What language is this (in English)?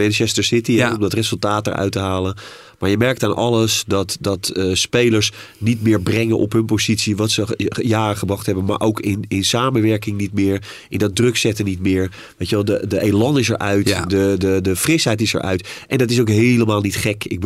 Dutch